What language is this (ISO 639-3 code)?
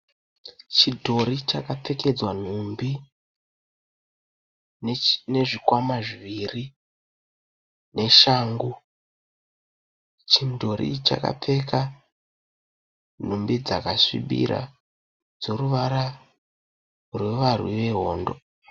sna